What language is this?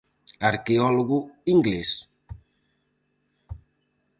Galician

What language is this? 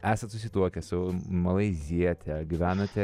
Lithuanian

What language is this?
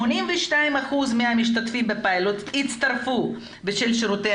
Hebrew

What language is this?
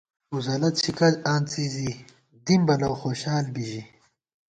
Gawar-Bati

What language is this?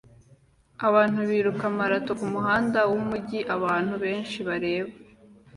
Kinyarwanda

